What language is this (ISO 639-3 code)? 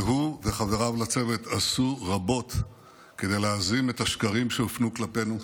heb